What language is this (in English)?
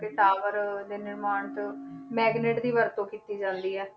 Punjabi